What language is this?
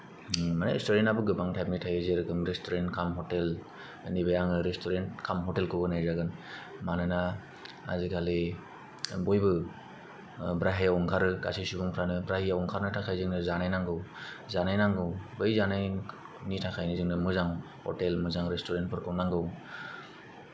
Bodo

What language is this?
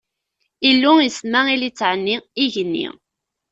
Kabyle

